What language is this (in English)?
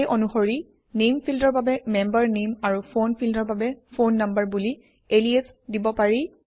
Assamese